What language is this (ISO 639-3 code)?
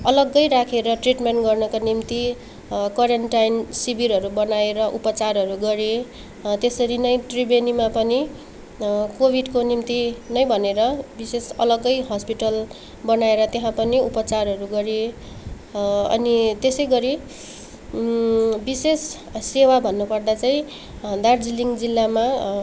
nep